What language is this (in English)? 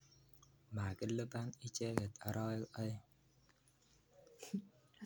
Kalenjin